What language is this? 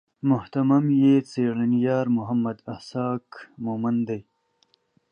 Pashto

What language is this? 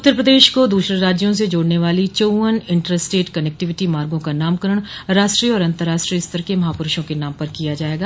Hindi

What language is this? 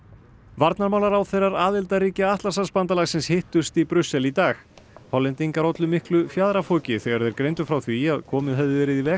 Icelandic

